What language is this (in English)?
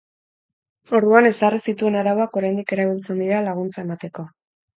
Basque